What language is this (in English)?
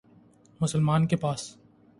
Urdu